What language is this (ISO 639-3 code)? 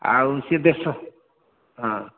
ori